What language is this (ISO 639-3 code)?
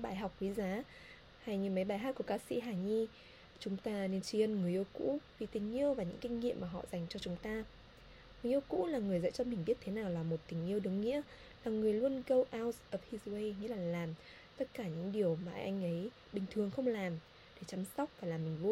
vie